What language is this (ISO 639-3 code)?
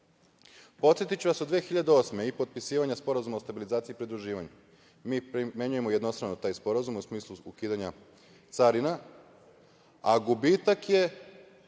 srp